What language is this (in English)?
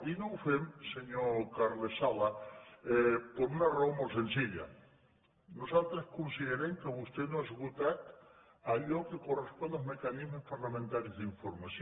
Catalan